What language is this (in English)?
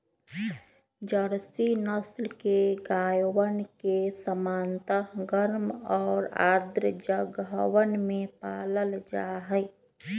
Magahi